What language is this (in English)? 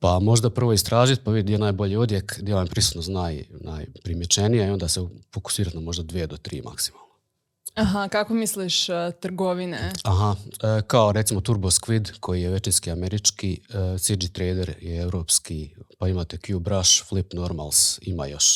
Croatian